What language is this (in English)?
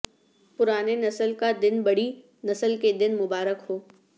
Urdu